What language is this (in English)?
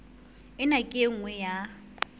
Southern Sotho